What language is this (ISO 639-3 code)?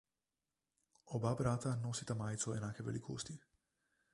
slv